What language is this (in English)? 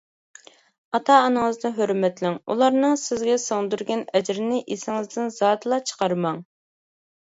Uyghur